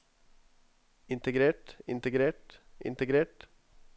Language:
Norwegian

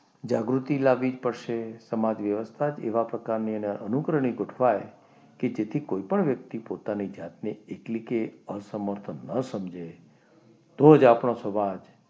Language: Gujarati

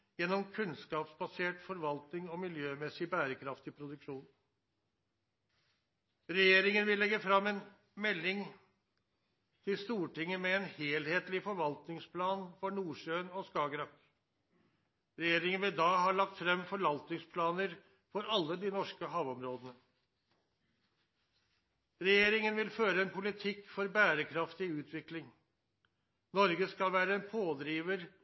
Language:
Norwegian Nynorsk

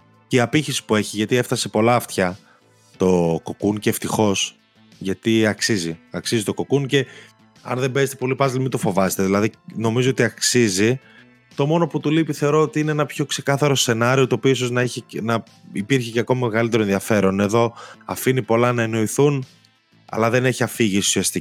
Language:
Greek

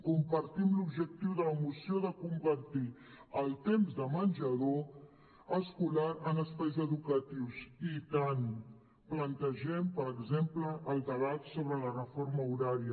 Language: Catalan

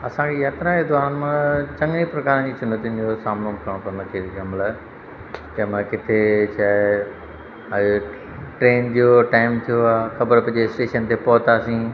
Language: Sindhi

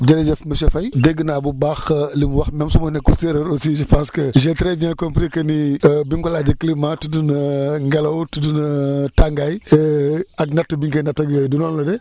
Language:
Wolof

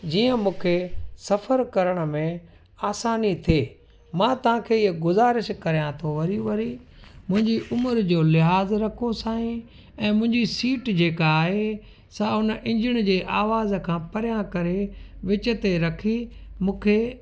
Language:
Sindhi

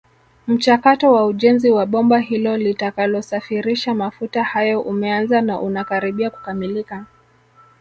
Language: Swahili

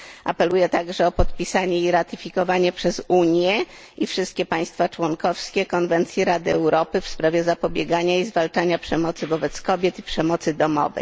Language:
Polish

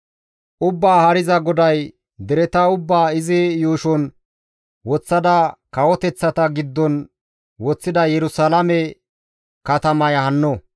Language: Gamo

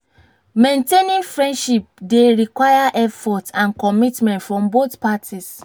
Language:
Nigerian Pidgin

